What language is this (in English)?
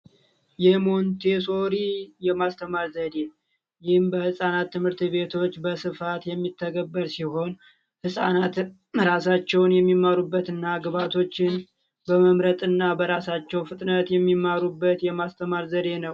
Amharic